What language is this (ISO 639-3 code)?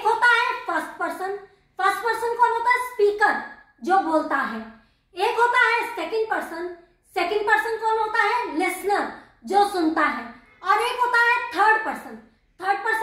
hin